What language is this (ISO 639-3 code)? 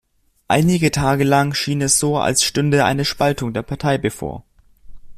deu